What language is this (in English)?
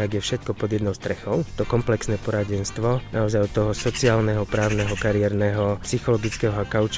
Slovak